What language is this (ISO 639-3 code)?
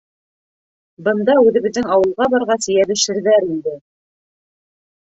bak